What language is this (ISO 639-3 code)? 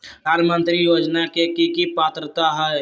mag